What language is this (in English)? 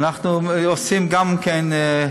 Hebrew